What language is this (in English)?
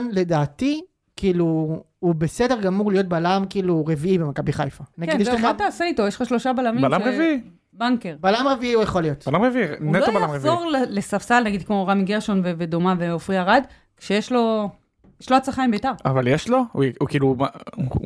Hebrew